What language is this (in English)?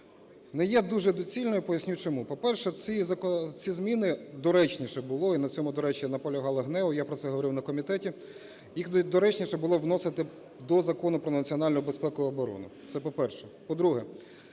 Ukrainian